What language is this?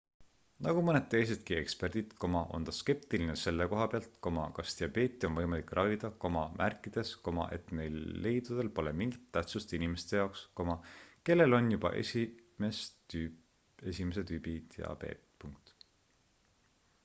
Estonian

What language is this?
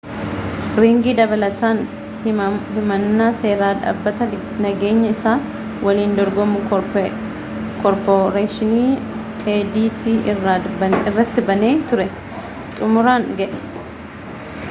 Oromo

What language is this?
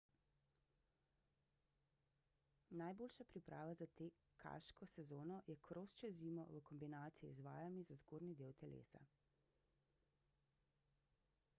Slovenian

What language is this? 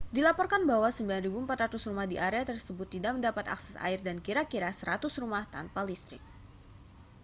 Indonesian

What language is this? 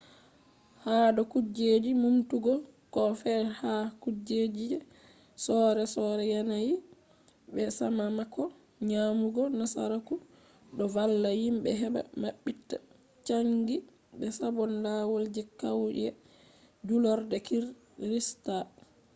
Fula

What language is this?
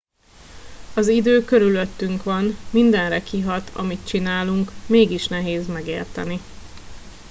Hungarian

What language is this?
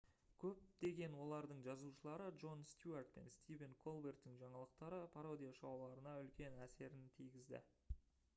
Kazakh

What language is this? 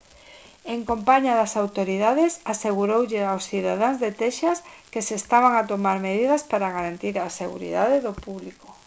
Galician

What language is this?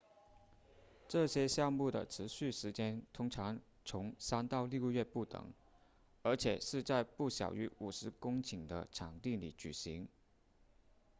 Chinese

